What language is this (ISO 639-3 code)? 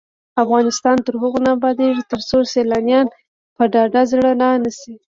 pus